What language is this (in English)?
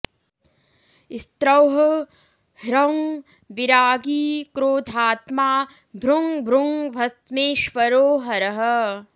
Sanskrit